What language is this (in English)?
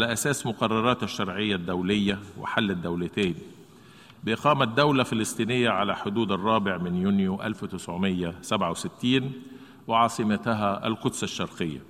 Arabic